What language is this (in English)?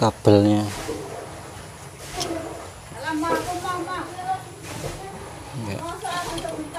Indonesian